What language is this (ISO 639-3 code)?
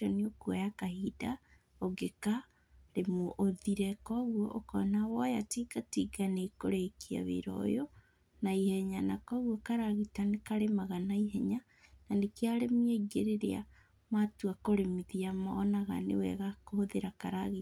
kik